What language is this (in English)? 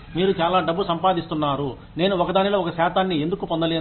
Telugu